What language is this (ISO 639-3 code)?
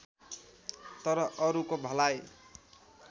nep